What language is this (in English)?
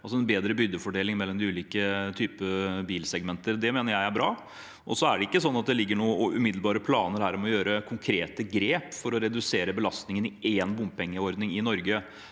Norwegian